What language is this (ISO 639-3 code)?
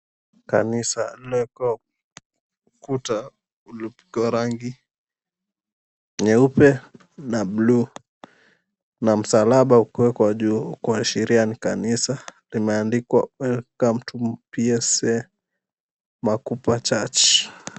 swa